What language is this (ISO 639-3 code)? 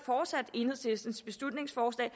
dan